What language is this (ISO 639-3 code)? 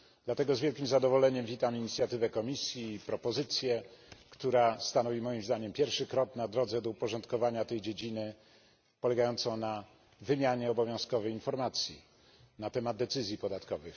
pol